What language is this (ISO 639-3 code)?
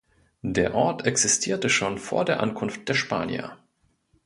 deu